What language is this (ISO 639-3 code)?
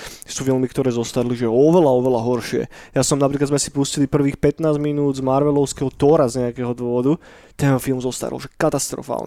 slk